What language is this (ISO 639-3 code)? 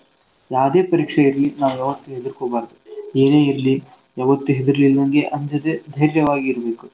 kan